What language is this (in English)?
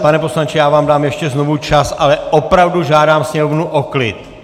Czech